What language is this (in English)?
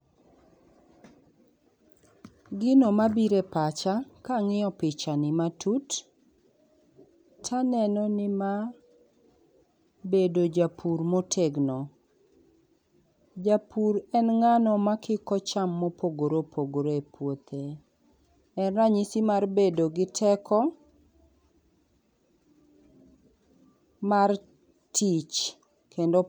Luo (Kenya and Tanzania)